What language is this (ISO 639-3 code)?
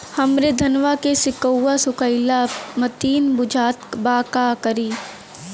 bho